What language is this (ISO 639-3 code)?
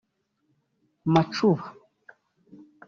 kin